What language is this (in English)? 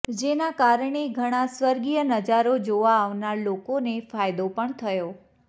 Gujarati